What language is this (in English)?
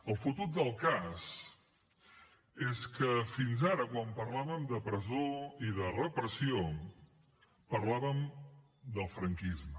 Catalan